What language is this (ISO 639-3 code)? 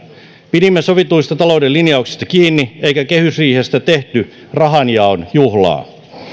fin